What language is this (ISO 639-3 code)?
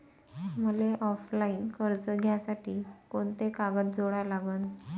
mar